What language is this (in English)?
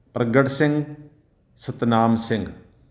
Punjabi